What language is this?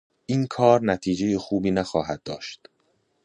Persian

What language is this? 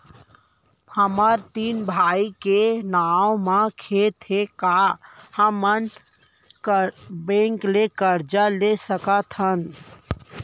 Chhattisgarhi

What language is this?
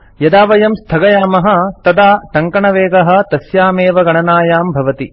Sanskrit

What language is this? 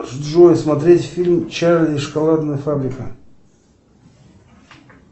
Russian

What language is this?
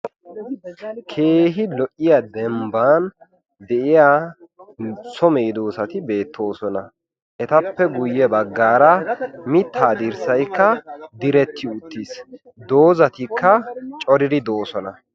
Wolaytta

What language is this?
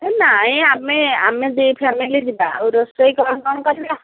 Odia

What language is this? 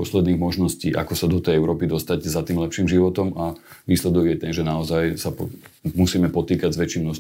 Slovak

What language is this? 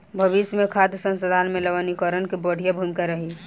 Bhojpuri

